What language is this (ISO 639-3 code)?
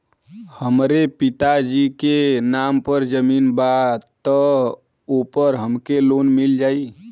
bho